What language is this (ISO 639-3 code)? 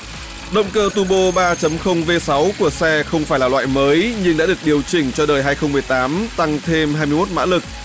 vie